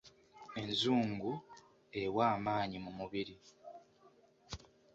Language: Ganda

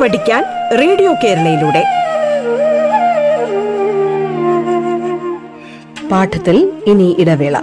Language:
Malayalam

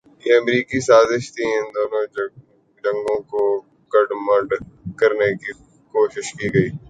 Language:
Urdu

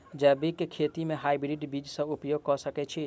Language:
Maithili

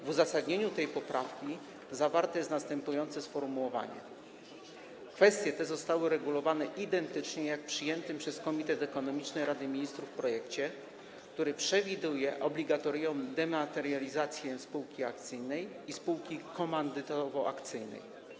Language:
Polish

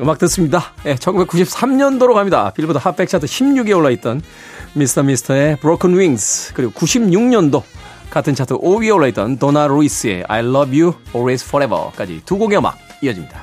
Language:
Korean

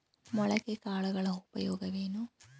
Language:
Kannada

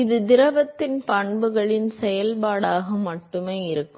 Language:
Tamil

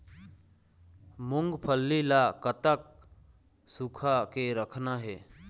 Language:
Chhattisgarhi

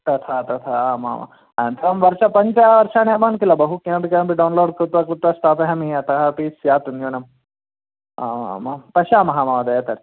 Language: Sanskrit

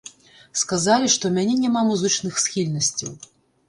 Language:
Belarusian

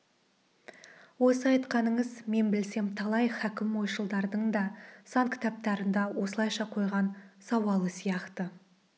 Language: Kazakh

